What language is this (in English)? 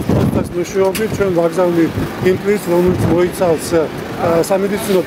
Romanian